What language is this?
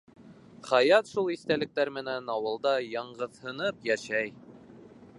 Bashkir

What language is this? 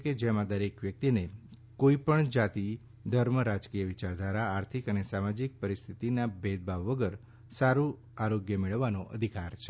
Gujarati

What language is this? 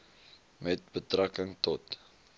Afrikaans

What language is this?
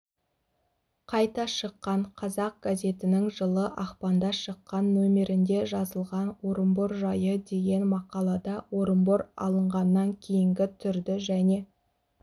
Kazakh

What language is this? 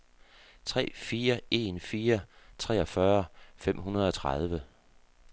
Danish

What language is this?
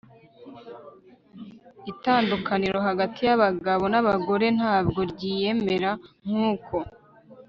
Kinyarwanda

